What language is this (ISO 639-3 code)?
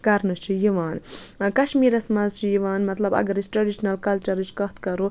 kas